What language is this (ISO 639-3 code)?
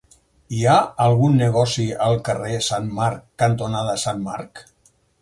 cat